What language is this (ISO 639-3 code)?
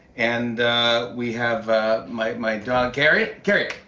eng